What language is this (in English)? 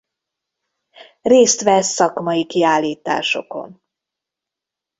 Hungarian